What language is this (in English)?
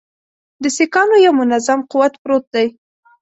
Pashto